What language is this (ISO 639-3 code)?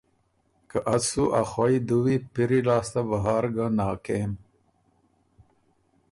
oru